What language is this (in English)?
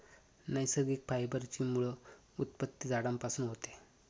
Marathi